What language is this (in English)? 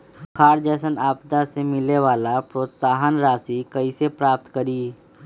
Magahi